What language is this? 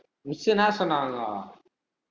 Tamil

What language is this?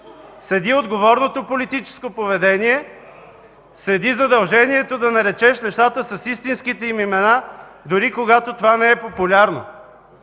Bulgarian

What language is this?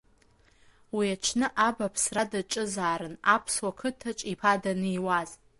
Abkhazian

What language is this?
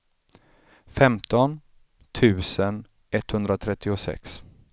Swedish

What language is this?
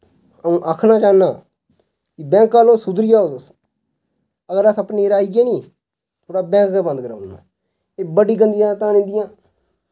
Dogri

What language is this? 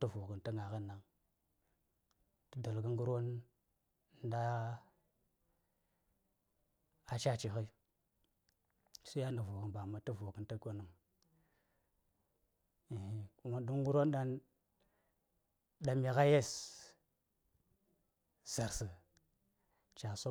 Saya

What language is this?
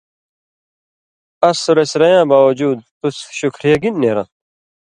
Indus Kohistani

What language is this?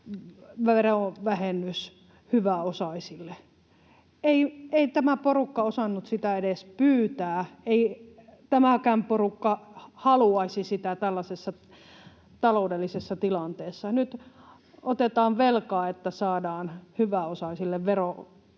Finnish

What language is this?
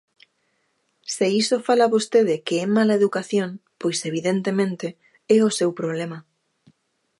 Galician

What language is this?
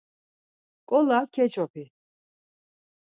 Laz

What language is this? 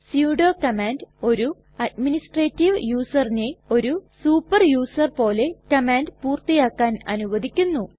Malayalam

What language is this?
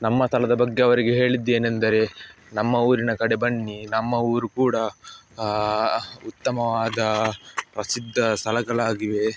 Kannada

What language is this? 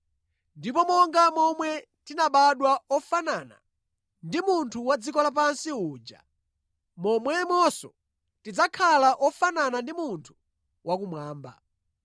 Nyanja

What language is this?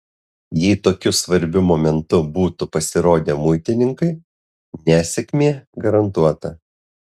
Lithuanian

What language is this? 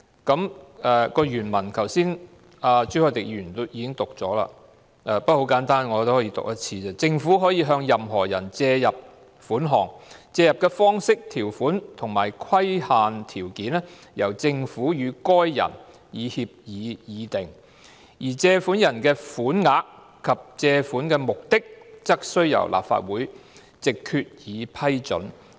Cantonese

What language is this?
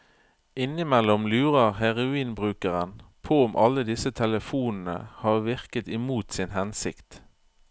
Norwegian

